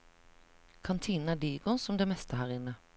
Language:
Norwegian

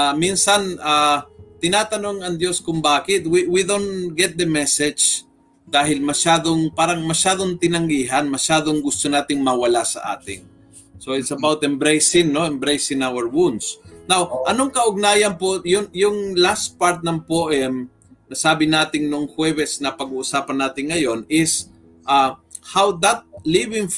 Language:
Filipino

